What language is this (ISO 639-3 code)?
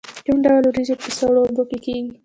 pus